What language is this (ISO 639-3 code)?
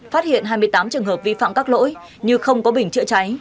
vie